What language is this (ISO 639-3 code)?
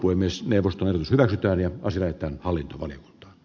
fin